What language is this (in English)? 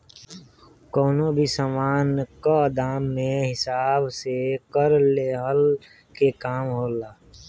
Bhojpuri